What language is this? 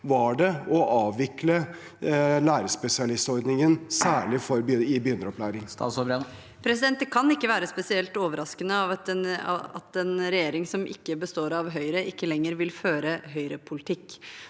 Norwegian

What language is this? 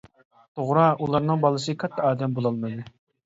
Uyghur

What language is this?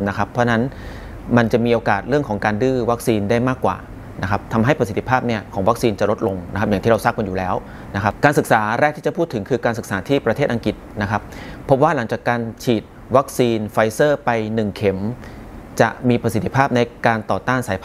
Thai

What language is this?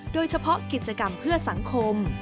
Thai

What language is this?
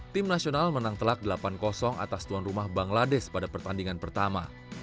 Indonesian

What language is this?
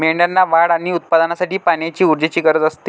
Marathi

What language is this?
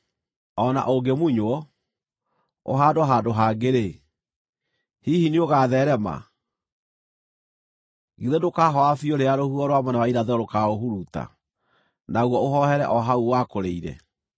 Kikuyu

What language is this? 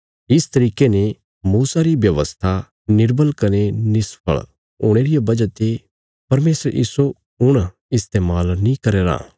Bilaspuri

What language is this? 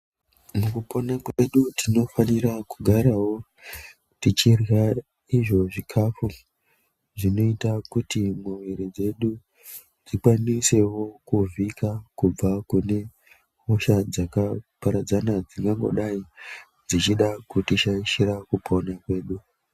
Ndau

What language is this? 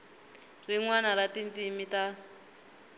Tsonga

